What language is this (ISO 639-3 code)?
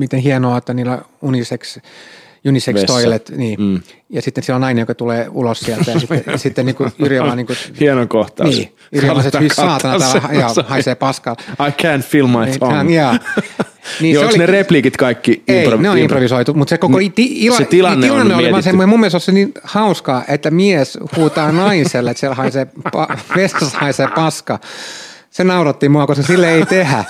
fin